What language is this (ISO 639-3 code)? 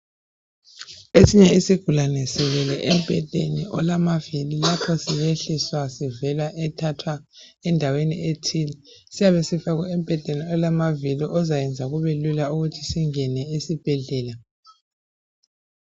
nde